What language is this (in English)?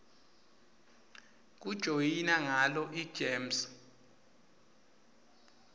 Swati